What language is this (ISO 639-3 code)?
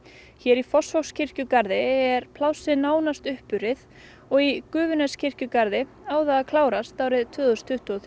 isl